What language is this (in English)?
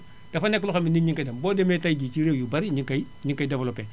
Wolof